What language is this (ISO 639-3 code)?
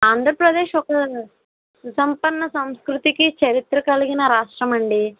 tel